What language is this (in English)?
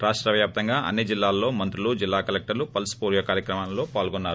Telugu